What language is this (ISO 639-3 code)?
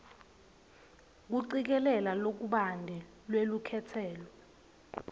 ssw